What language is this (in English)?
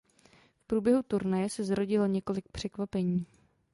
Czech